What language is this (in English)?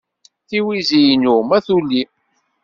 Kabyle